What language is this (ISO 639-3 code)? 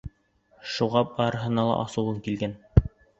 bak